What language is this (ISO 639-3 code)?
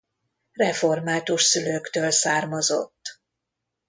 hun